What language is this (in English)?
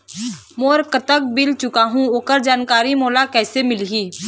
Chhattisgarhi